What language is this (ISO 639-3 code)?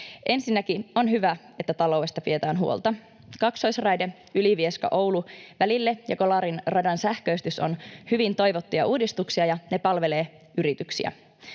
fin